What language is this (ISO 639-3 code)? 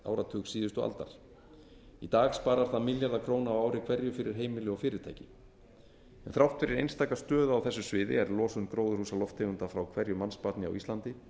isl